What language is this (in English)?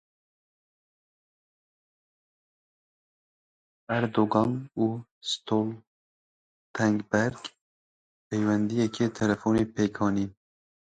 Kurdish